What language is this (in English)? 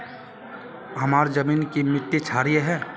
Magahi